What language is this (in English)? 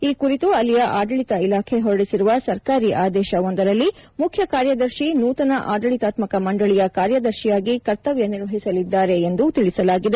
Kannada